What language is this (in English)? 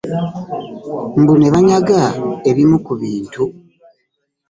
Ganda